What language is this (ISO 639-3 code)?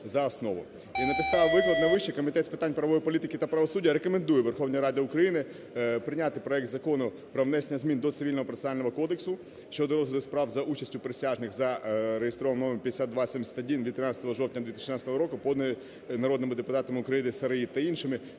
ukr